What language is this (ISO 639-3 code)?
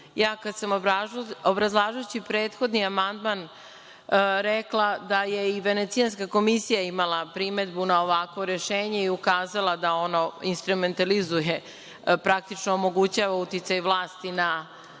srp